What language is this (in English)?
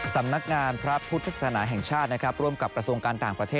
Thai